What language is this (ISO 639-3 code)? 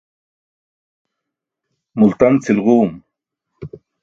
bsk